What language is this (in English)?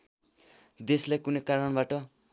Nepali